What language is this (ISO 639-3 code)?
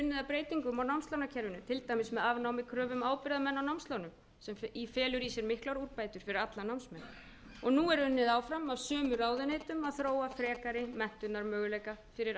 isl